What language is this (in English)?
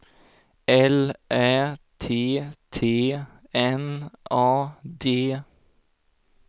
Swedish